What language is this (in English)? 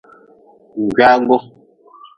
Nawdm